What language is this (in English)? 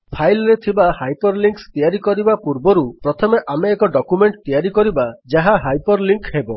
Odia